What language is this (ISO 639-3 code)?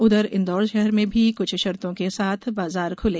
hin